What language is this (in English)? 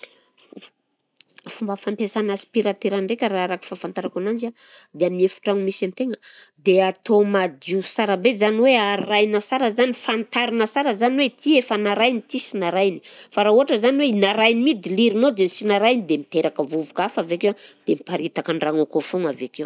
Southern Betsimisaraka Malagasy